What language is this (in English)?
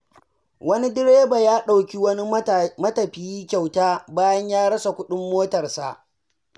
Hausa